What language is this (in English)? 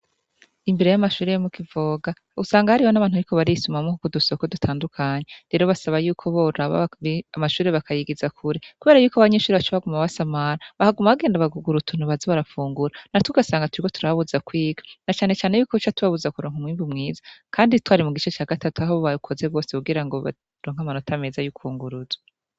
Rundi